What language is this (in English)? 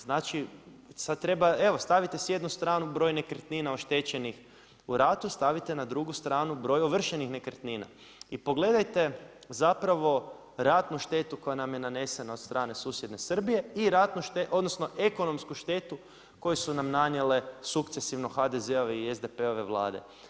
Croatian